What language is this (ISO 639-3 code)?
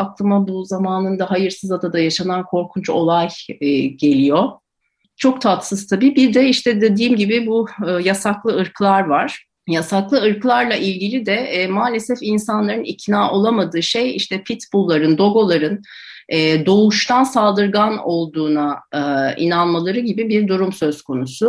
tur